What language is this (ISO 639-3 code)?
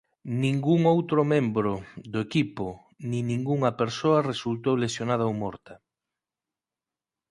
glg